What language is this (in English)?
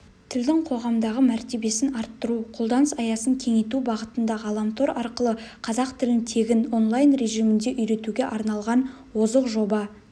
Kazakh